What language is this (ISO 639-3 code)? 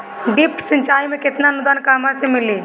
bho